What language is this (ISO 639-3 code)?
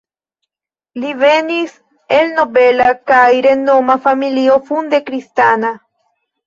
epo